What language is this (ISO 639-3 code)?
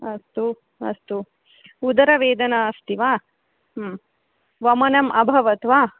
san